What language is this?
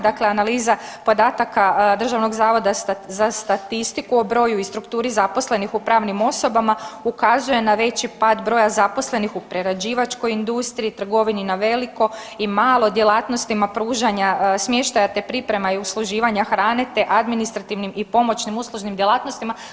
Croatian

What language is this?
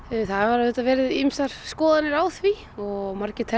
Icelandic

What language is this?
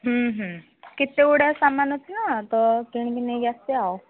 Odia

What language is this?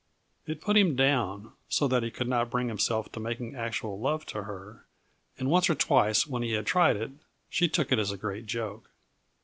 English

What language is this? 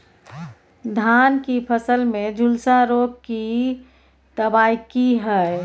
Maithili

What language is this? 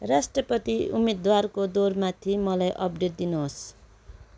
Nepali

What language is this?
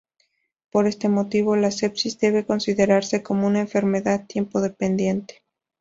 Spanish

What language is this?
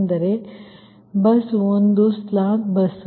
Kannada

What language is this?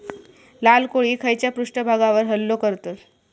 Marathi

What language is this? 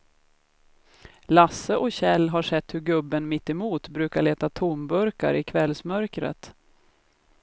Swedish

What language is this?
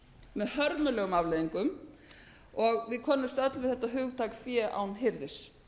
Icelandic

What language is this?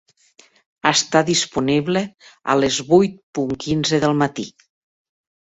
Catalan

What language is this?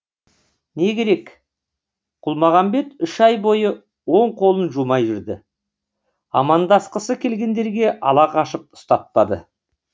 Kazakh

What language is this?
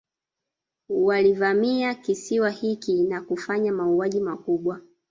Swahili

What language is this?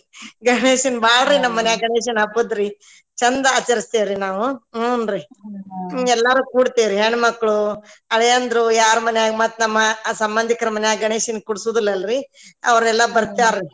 Kannada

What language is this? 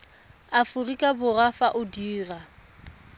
Tswana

